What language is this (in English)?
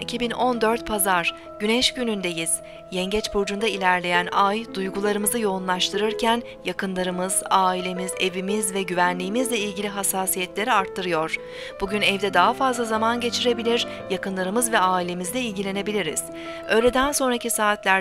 Turkish